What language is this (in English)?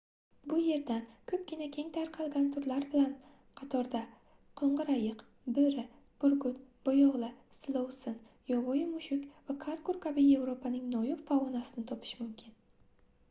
Uzbek